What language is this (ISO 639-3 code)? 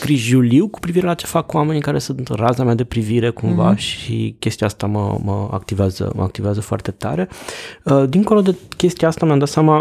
ron